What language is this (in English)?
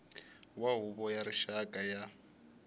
Tsonga